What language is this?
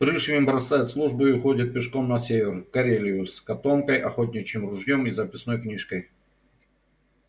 Russian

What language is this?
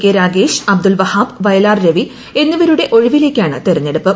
Malayalam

